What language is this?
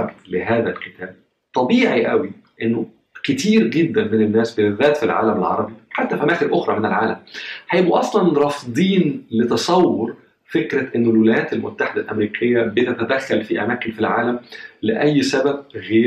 Arabic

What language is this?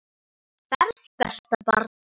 Icelandic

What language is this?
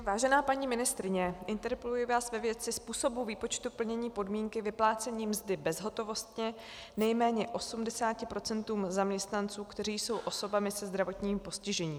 Czech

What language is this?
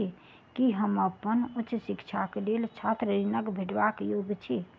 Maithili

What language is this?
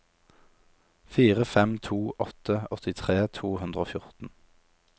Norwegian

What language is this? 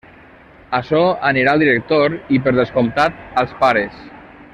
Catalan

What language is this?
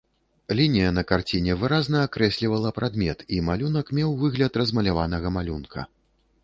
Belarusian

